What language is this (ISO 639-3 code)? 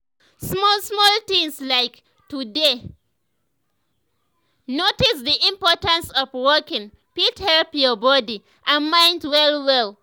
pcm